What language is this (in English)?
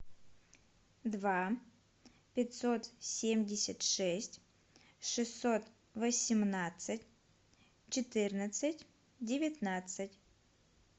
Russian